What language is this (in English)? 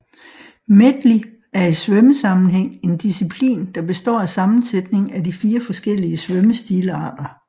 Danish